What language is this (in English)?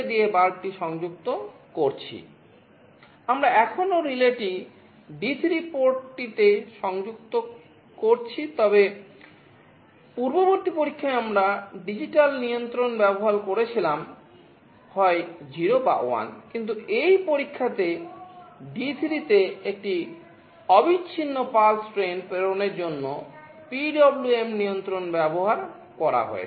Bangla